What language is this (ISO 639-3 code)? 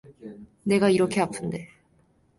kor